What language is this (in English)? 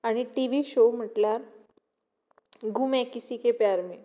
Konkani